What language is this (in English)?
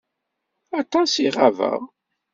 Kabyle